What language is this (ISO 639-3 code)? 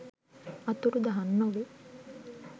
sin